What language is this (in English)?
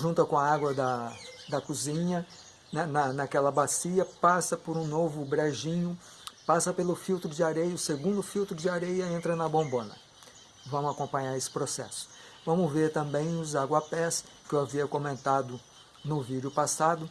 Portuguese